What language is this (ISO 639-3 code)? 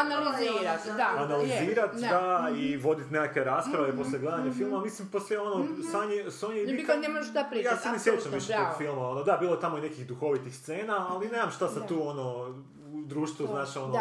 hrv